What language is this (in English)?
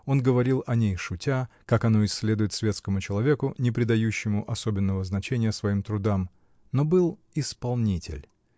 Russian